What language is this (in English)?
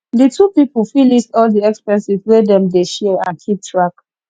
Nigerian Pidgin